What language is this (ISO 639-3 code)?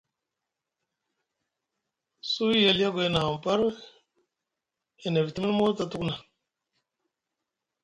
mug